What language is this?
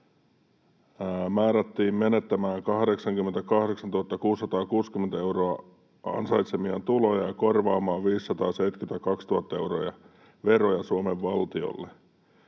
Finnish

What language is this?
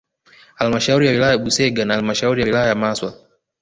Swahili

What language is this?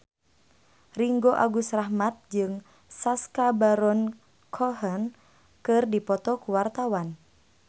Sundanese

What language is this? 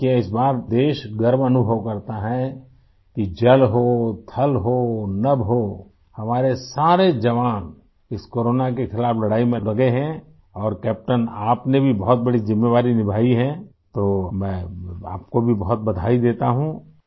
Urdu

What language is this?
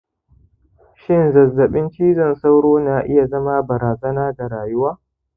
Hausa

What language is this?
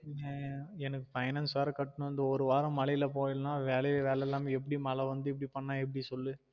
Tamil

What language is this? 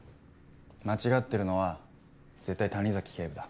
Japanese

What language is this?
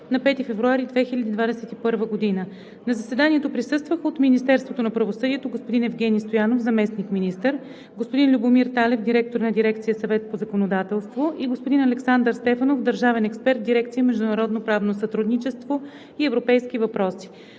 Bulgarian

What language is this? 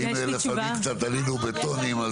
Hebrew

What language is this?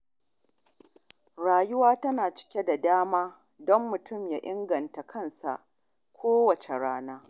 Hausa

